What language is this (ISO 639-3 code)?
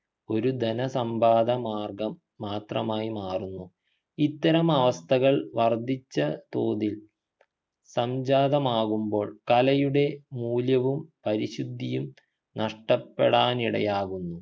mal